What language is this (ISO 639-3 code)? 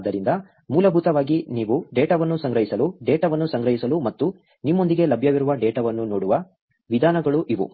kan